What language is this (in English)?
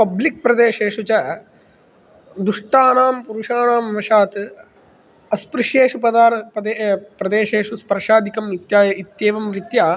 Sanskrit